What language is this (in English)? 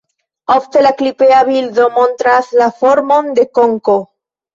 Esperanto